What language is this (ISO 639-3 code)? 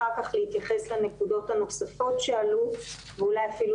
heb